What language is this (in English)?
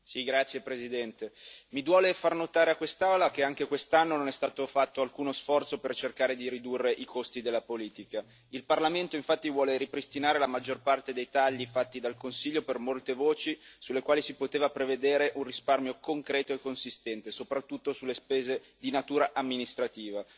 Italian